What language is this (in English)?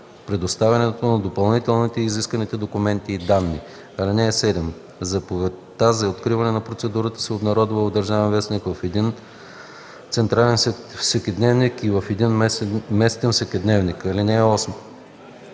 Bulgarian